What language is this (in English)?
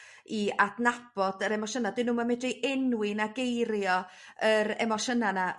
Welsh